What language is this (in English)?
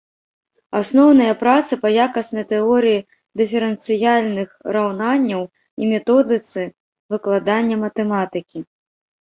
Belarusian